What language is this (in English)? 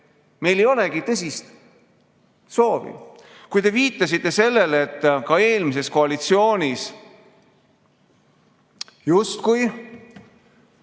Estonian